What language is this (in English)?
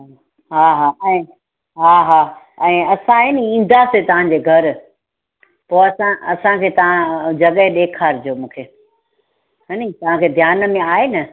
Sindhi